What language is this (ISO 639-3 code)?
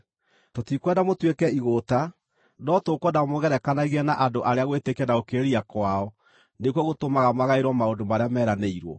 kik